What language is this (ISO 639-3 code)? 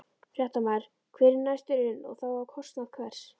isl